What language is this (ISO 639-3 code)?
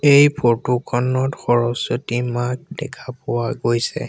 asm